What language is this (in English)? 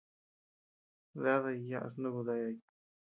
Tepeuxila Cuicatec